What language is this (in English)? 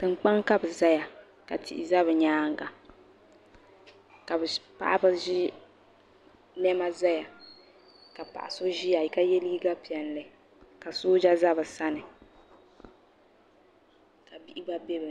Dagbani